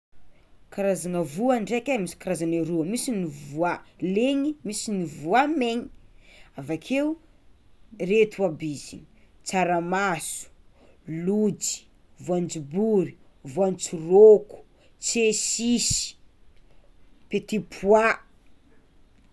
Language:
Tsimihety Malagasy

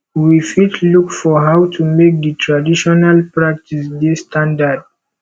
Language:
Nigerian Pidgin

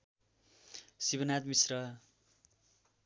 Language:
Nepali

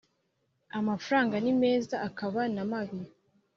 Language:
Kinyarwanda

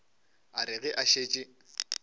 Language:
Northern Sotho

